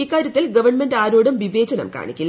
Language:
Malayalam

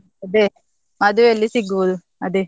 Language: Kannada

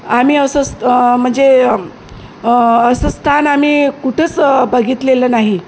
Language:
Marathi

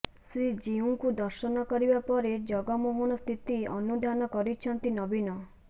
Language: Odia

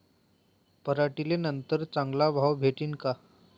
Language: Marathi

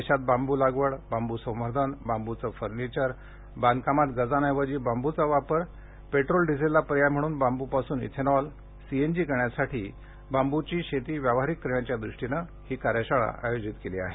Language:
Marathi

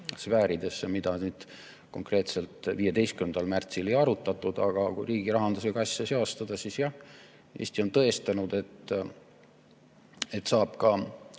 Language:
Estonian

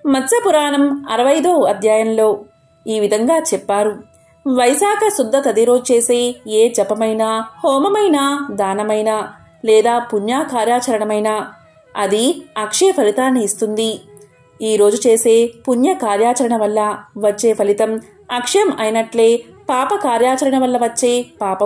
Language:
Telugu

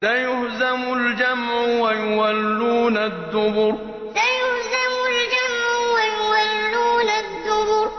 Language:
Arabic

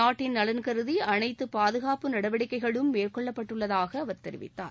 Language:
Tamil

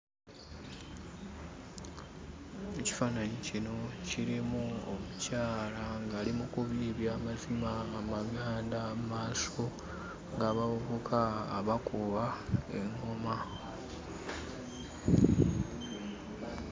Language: Ganda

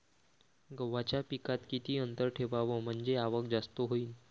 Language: Marathi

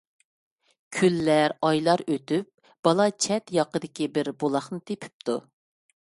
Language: Uyghur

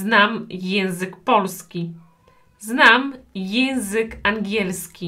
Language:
Polish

